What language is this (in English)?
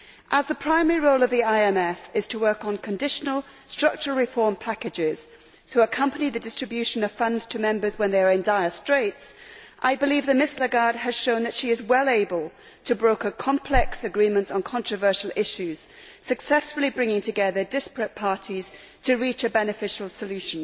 English